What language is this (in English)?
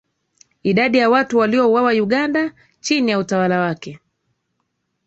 Swahili